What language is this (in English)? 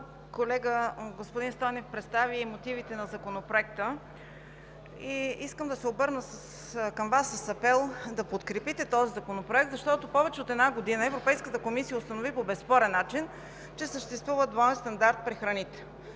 Bulgarian